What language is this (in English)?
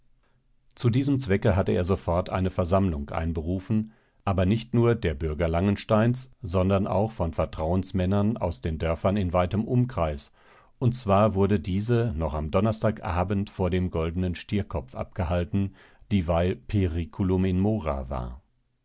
German